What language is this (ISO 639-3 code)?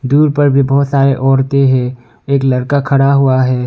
hin